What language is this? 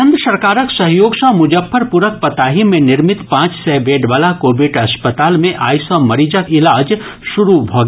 Maithili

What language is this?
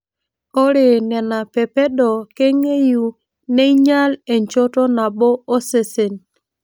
Masai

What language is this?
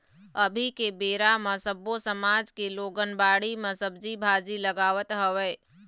Chhattisgarhi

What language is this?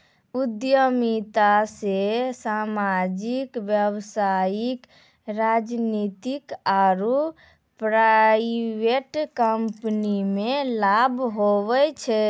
Maithili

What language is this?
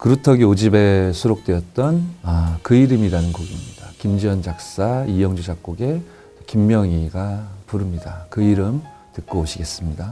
Korean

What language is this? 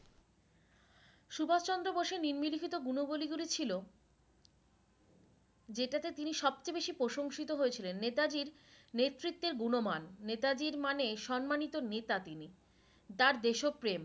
Bangla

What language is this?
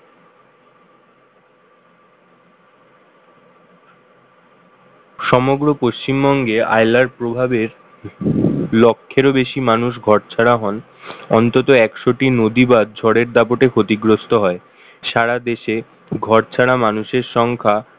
Bangla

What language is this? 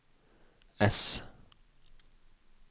Norwegian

